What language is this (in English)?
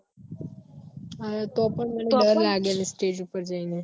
Gujarati